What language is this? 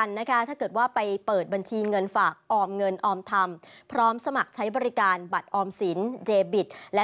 Thai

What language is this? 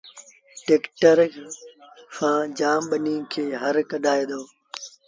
Sindhi Bhil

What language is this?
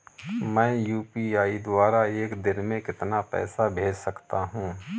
Hindi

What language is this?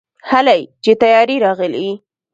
Pashto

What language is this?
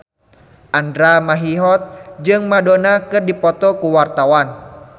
Sundanese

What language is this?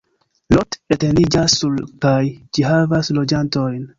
Esperanto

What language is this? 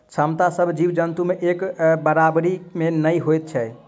Maithili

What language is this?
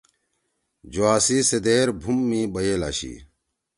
Torwali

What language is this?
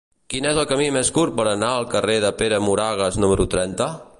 Catalan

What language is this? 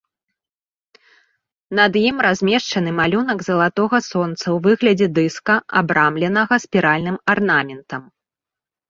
Belarusian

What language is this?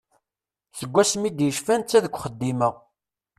Kabyle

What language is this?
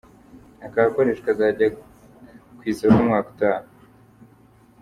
Kinyarwanda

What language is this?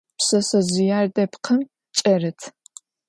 Adyghe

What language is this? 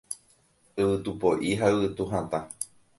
Guarani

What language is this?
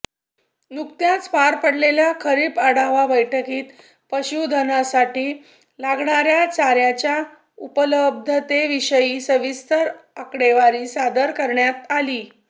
Marathi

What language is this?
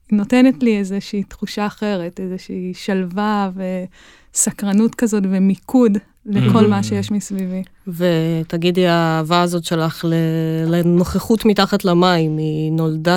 Hebrew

